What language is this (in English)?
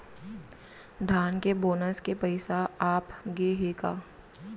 Chhattisgarhi